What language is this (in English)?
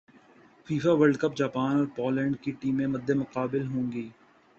Urdu